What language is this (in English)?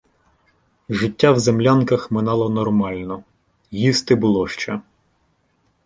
Ukrainian